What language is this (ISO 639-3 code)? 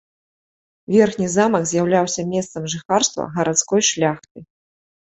bel